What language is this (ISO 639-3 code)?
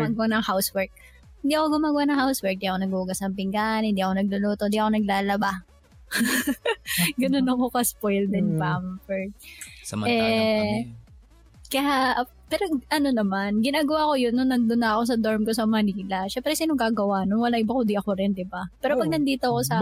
fil